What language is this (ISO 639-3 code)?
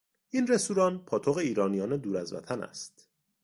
fas